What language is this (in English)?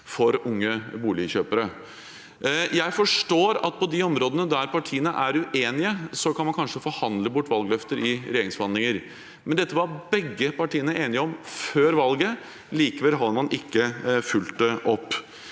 Norwegian